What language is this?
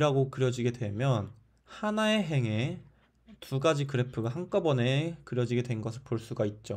Korean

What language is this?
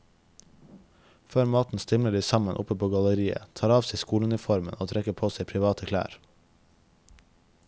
Norwegian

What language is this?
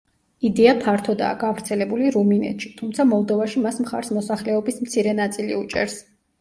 Georgian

